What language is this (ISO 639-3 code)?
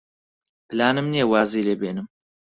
ckb